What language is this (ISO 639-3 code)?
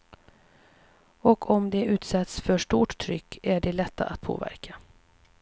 swe